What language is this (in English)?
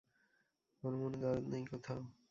Bangla